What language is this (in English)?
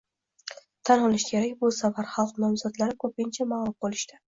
Uzbek